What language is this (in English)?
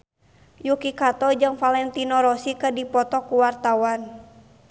Sundanese